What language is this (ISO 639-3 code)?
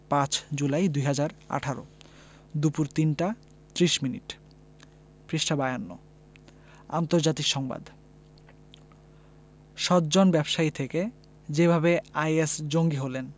ben